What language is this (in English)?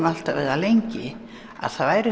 Icelandic